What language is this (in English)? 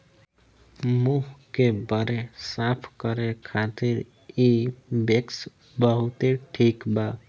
Bhojpuri